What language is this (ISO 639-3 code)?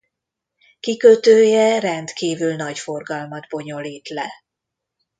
hun